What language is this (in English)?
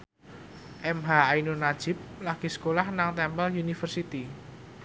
Javanese